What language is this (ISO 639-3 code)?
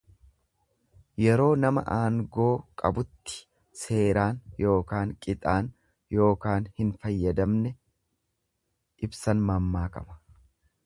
orm